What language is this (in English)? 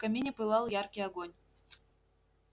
Russian